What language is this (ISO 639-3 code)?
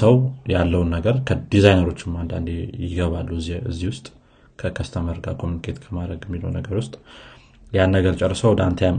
amh